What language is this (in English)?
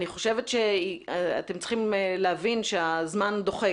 Hebrew